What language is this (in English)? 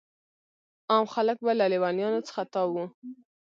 Pashto